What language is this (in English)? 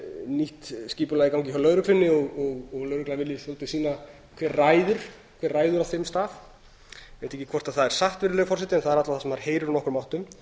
Icelandic